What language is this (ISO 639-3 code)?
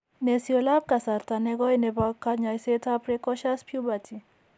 kln